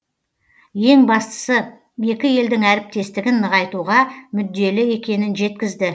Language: Kazakh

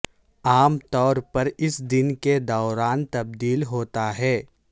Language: Urdu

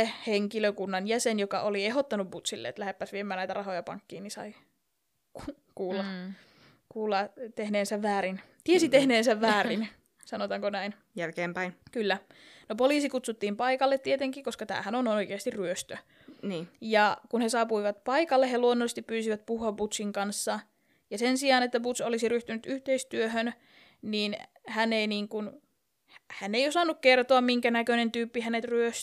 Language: Finnish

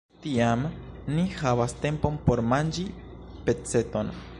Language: Esperanto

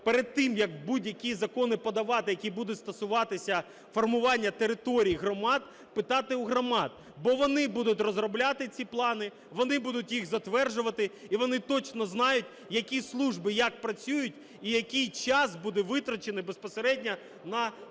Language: Ukrainian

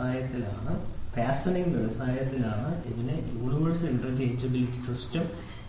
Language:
Malayalam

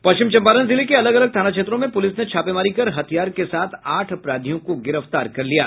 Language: Hindi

